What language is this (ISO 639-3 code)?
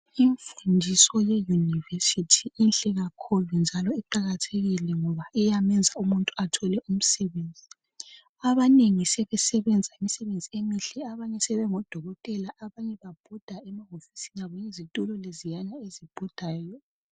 nde